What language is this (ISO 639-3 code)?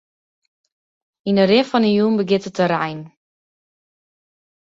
fry